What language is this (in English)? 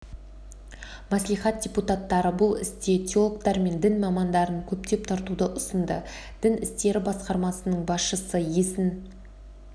Kazakh